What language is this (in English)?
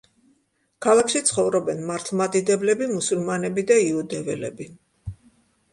Georgian